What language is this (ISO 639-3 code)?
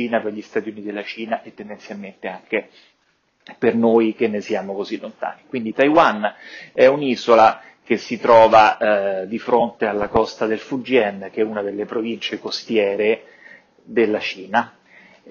ita